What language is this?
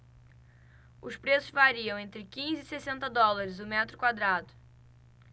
Portuguese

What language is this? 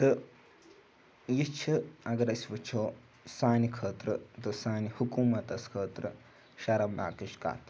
Kashmiri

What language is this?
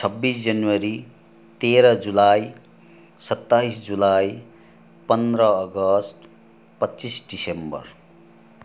Nepali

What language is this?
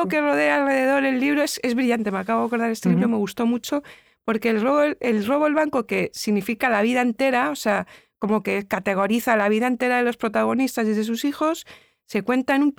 Spanish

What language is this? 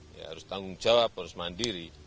Indonesian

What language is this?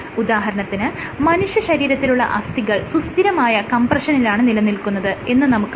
Malayalam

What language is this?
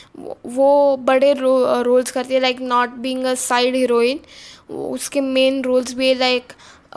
Romanian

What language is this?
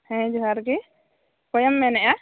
Santali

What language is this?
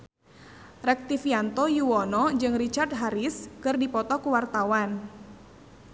Sundanese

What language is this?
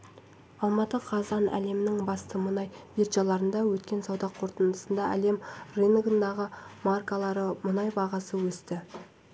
Kazakh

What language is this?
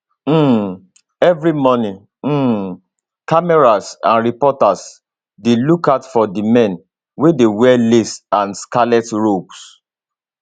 Nigerian Pidgin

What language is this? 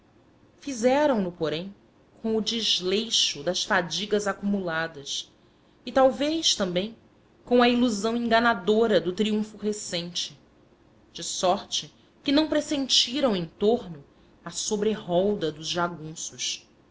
Portuguese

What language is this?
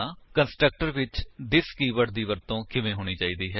Punjabi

